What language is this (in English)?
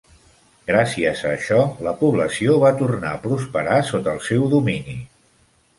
Catalan